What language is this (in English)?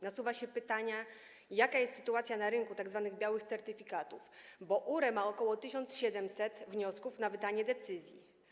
Polish